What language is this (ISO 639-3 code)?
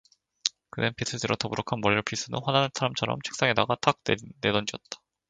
kor